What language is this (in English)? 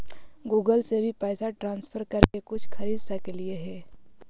Magahi